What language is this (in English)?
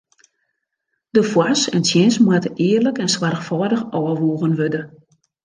Western Frisian